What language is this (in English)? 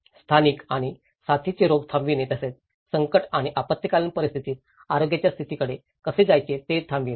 Marathi